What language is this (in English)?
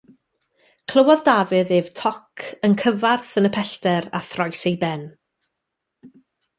Welsh